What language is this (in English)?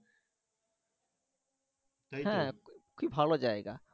Bangla